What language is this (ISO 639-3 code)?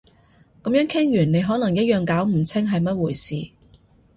yue